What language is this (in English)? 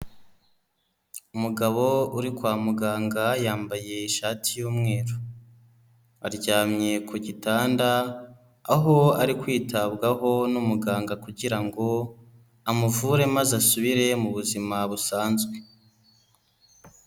Kinyarwanda